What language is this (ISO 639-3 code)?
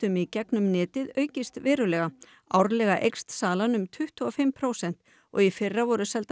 isl